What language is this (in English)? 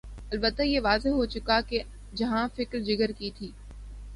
Urdu